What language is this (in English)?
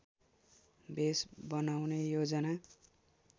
Nepali